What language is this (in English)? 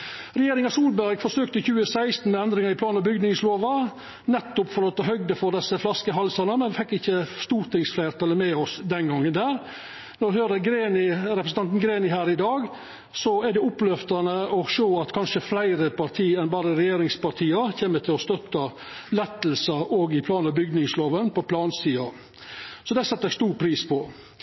Norwegian Nynorsk